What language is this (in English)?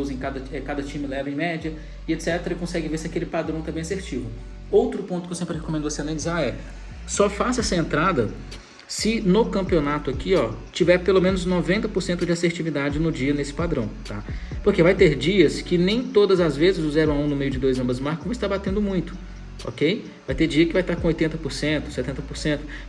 Portuguese